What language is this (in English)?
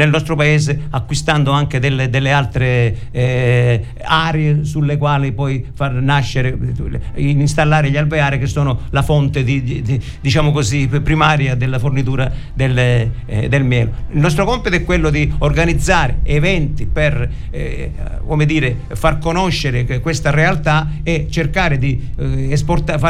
Italian